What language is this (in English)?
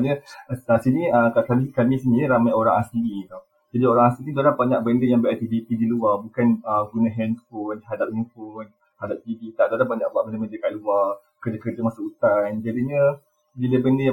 Malay